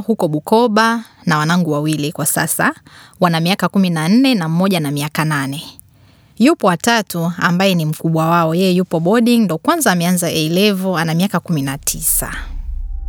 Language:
Swahili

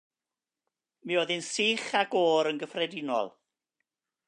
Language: Welsh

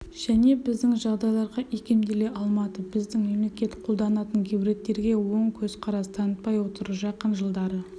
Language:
Kazakh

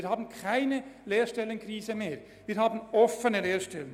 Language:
Swiss German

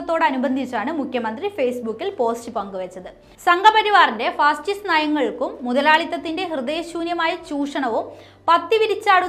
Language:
Malayalam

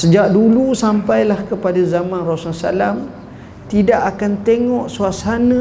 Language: Malay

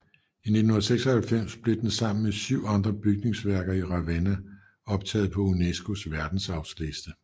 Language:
Danish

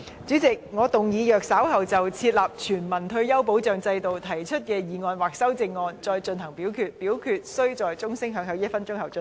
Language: Cantonese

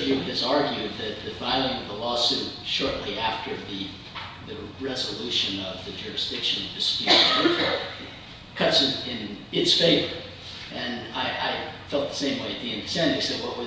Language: English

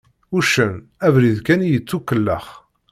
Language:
Kabyle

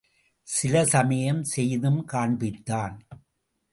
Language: Tamil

